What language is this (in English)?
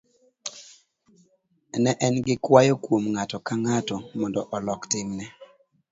Luo (Kenya and Tanzania)